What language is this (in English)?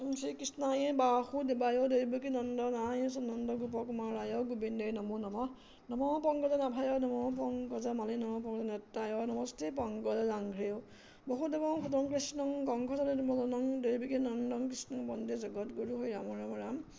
Assamese